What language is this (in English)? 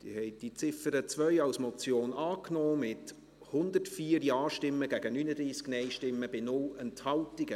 Swiss German